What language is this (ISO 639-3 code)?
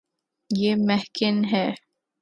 urd